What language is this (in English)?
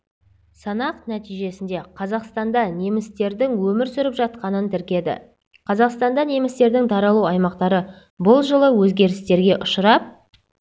Kazakh